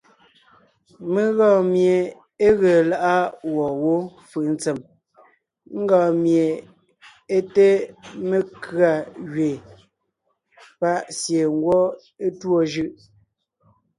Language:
Ngiemboon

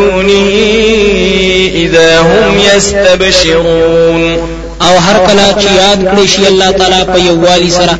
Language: Arabic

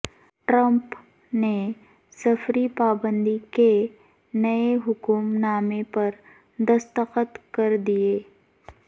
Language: Urdu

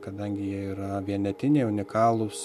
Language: Lithuanian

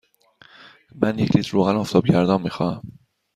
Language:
Persian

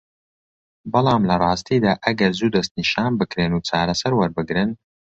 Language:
Central Kurdish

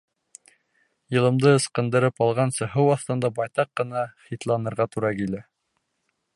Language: Bashkir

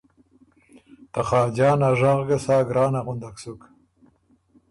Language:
Ormuri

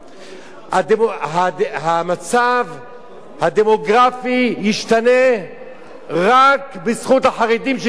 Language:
Hebrew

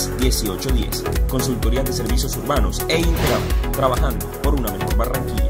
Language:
Spanish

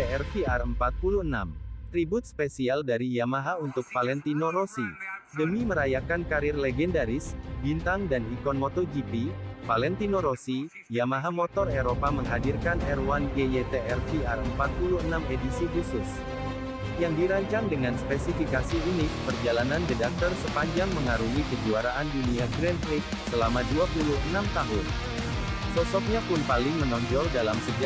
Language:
Indonesian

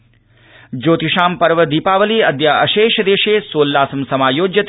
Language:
Sanskrit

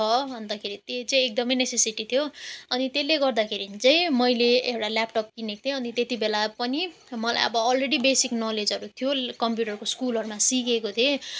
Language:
Nepali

